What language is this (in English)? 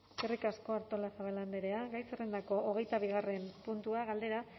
Basque